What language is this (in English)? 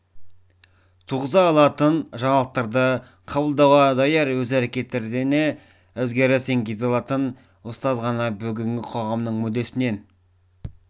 Kazakh